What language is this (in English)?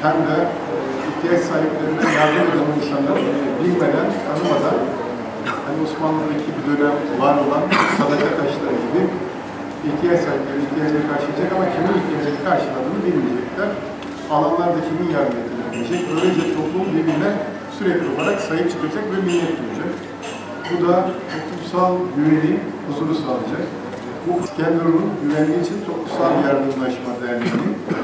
Turkish